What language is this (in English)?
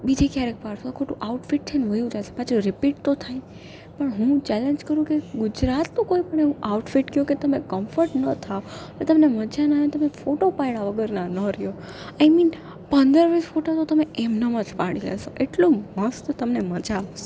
Gujarati